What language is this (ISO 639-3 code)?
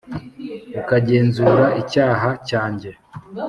kin